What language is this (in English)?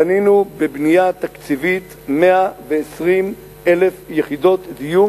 Hebrew